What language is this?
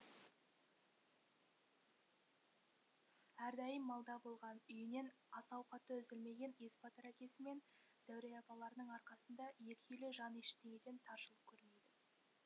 Kazakh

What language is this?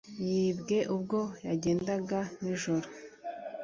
Kinyarwanda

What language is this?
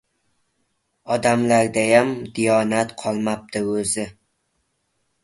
Uzbek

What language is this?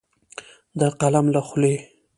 Pashto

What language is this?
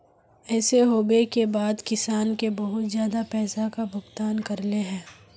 Magahi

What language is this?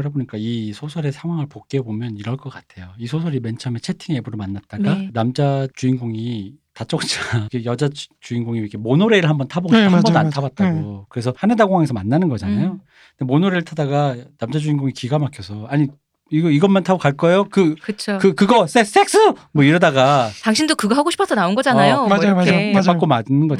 Korean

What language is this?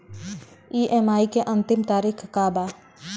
Bhojpuri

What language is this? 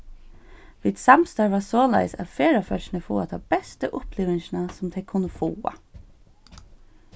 Faroese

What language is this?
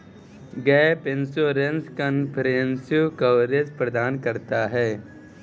Hindi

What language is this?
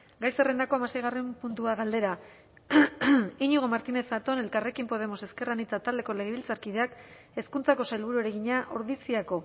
Basque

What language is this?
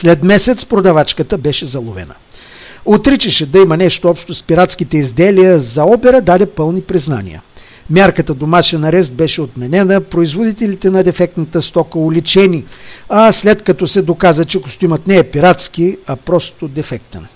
Bulgarian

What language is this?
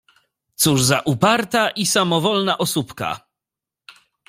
Polish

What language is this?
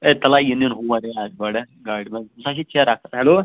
Kashmiri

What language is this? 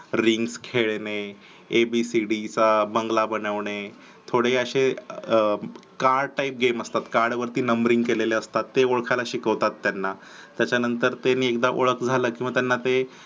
Marathi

